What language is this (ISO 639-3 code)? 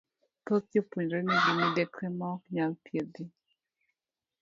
luo